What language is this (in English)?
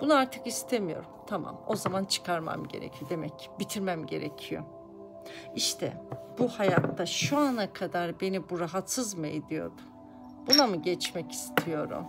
Turkish